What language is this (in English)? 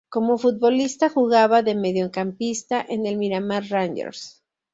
Spanish